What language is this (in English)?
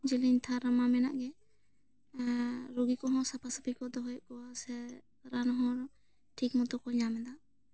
Santali